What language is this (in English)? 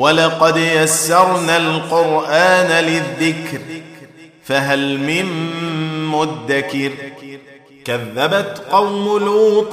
Arabic